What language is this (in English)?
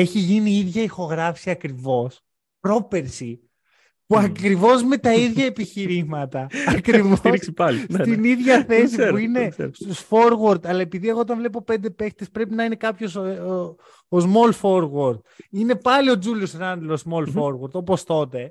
Greek